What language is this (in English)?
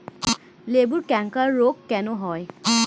Bangla